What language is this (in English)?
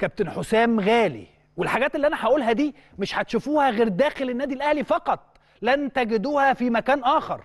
Arabic